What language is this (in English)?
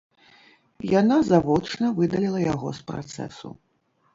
Belarusian